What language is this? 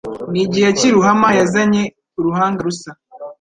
Kinyarwanda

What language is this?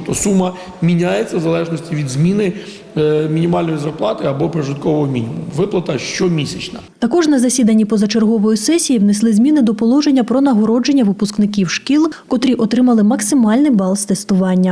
Ukrainian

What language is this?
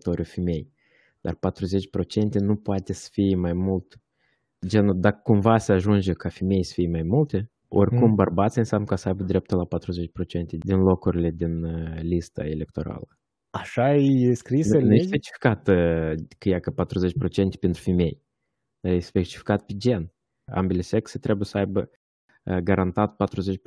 Romanian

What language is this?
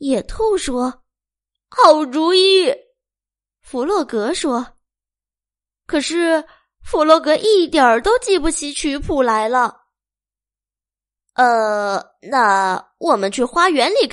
Chinese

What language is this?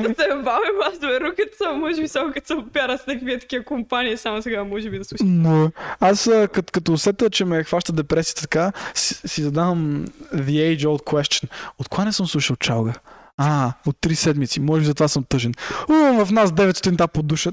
Bulgarian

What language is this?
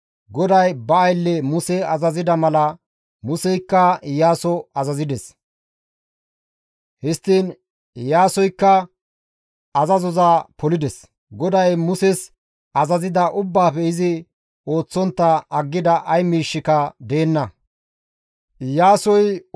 Gamo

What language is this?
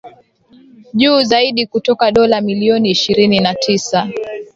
Swahili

